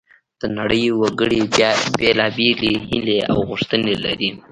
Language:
Pashto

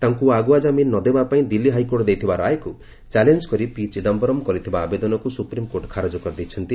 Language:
Odia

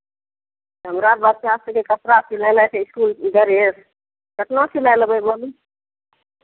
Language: Maithili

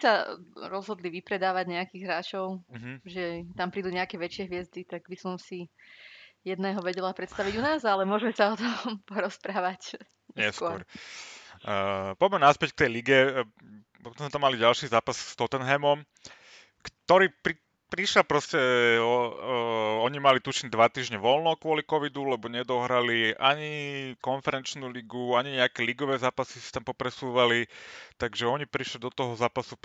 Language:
Slovak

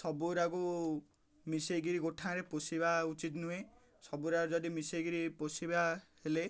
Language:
Odia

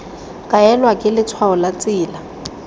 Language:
Tswana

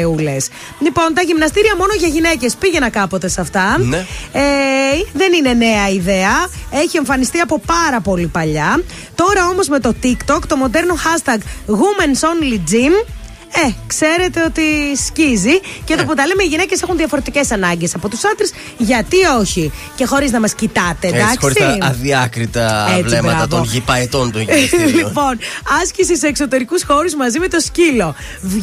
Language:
Greek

